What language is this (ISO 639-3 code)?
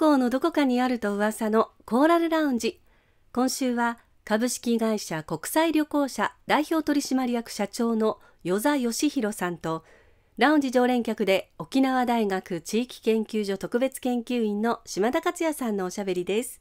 jpn